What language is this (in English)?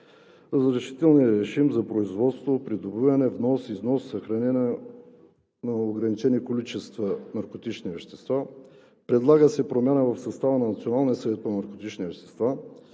Bulgarian